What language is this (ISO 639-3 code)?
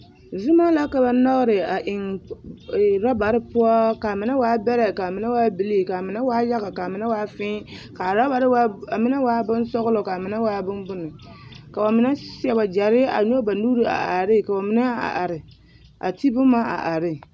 dga